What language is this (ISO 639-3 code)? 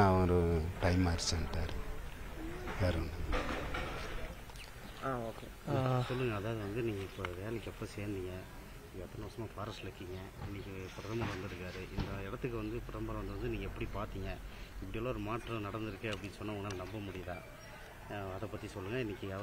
jpn